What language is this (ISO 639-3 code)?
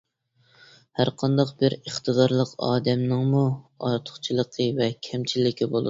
uig